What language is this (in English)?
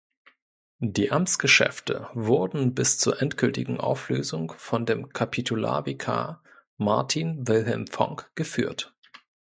German